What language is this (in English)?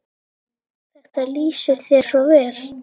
Icelandic